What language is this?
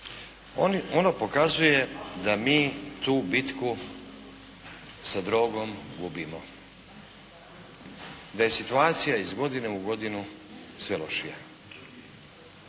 Croatian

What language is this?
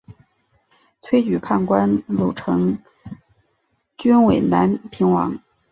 Chinese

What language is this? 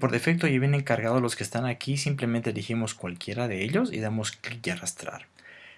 Spanish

